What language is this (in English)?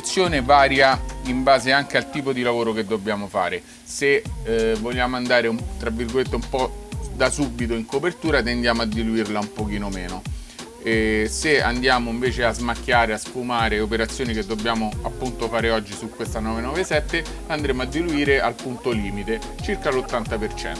Italian